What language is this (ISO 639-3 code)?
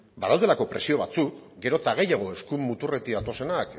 eus